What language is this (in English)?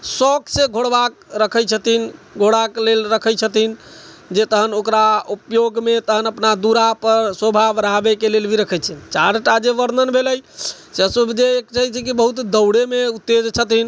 Maithili